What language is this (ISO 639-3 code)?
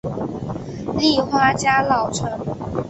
zho